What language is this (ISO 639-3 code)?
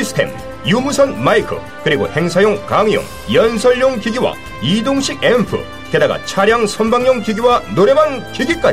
kor